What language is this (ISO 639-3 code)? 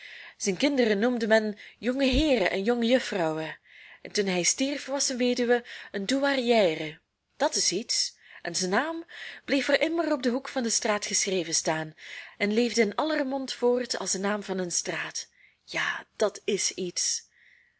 nld